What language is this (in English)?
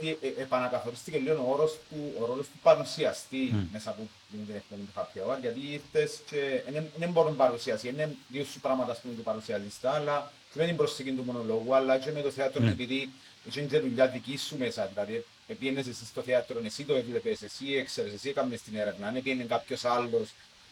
Greek